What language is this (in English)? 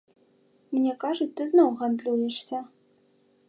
Belarusian